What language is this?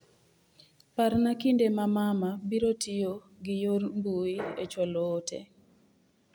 Luo (Kenya and Tanzania)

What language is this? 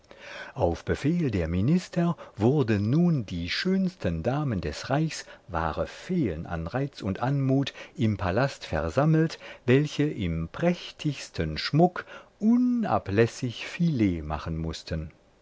German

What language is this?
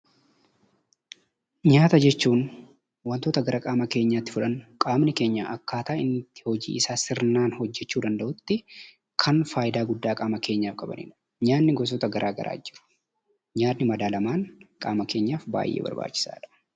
Oromo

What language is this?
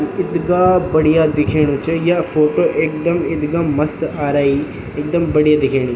Garhwali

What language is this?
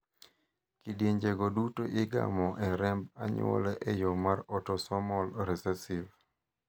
Luo (Kenya and Tanzania)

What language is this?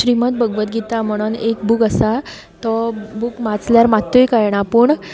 Konkani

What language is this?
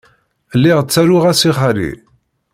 Kabyle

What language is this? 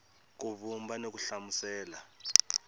Tsonga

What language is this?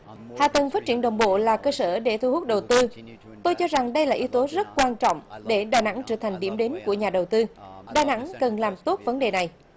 Vietnamese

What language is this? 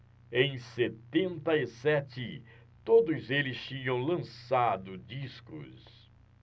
Portuguese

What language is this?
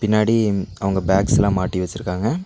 Tamil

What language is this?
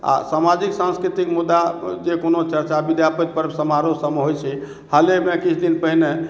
Maithili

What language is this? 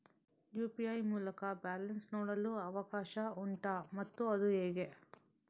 Kannada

